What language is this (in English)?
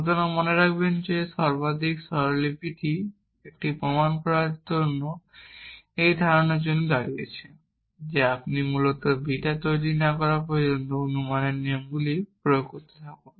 Bangla